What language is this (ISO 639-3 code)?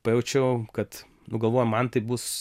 lit